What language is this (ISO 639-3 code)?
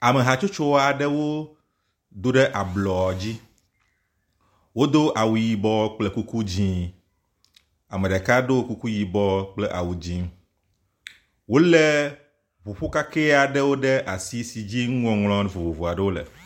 ewe